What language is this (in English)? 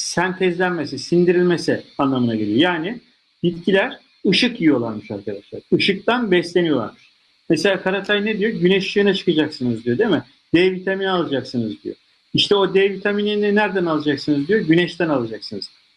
Turkish